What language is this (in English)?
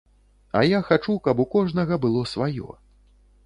Belarusian